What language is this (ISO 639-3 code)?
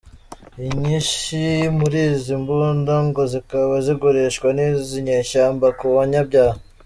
kin